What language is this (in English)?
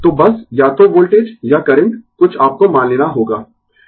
Hindi